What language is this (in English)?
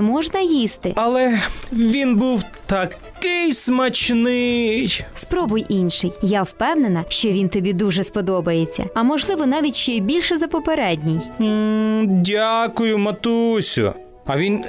Ukrainian